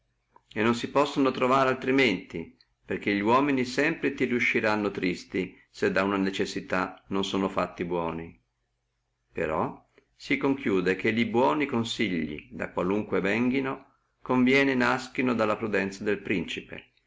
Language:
Italian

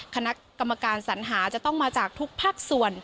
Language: Thai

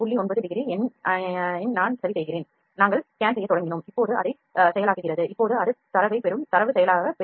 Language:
Tamil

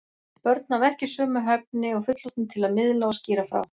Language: Icelandic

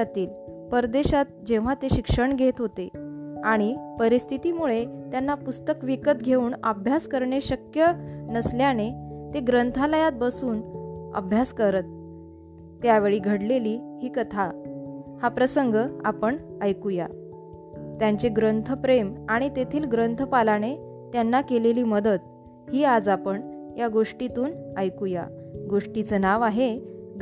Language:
Marathi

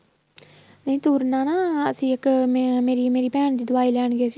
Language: Punjabi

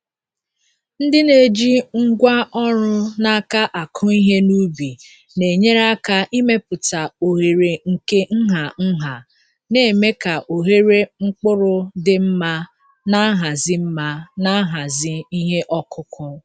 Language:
Igbo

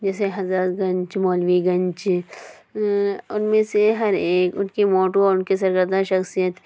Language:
Urdu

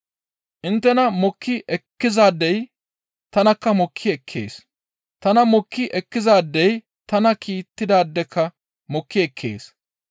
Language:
Gamo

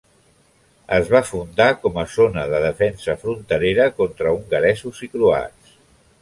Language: Catalan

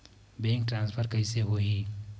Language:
Chhattisgarhi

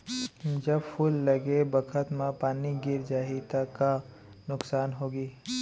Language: Chhattisgarhi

